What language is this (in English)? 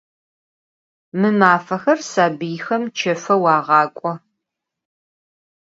Adyghe